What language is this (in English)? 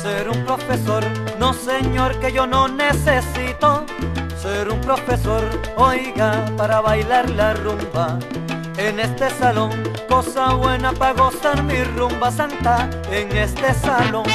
Spanish